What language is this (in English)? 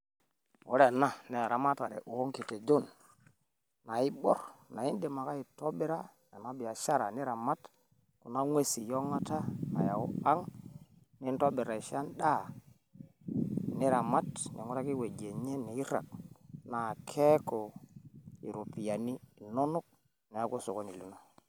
Masai